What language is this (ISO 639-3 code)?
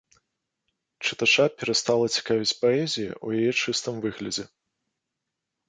bel